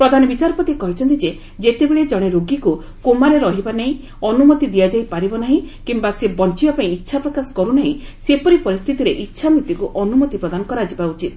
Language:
Odia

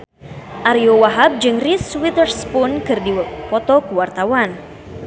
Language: Sundanese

